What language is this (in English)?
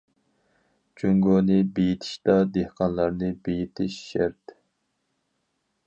Uyghur